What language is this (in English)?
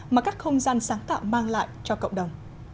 Vietnamese